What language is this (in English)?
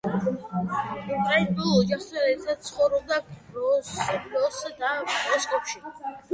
Georgian